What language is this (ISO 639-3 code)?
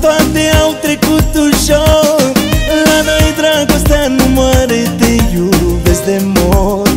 ron